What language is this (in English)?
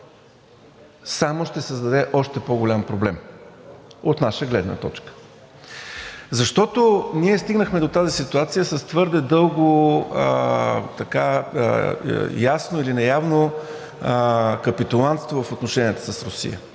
Bulgarian